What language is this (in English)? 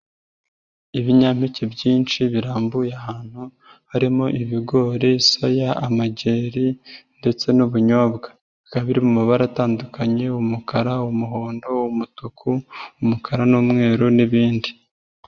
Kinyarwanda